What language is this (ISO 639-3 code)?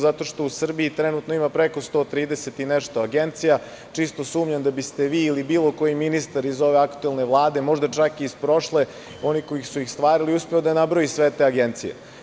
srp